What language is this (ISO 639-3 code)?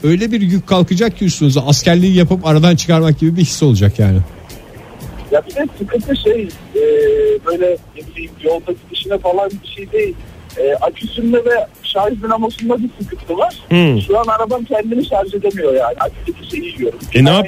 tur